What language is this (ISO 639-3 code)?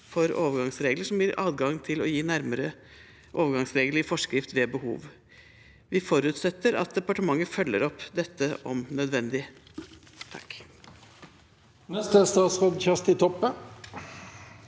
nor